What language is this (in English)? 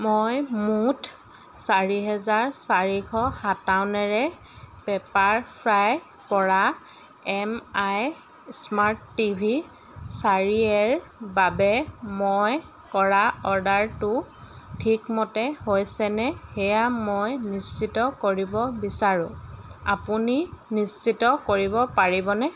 Assamese